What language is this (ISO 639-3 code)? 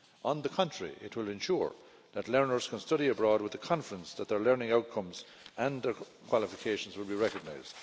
eng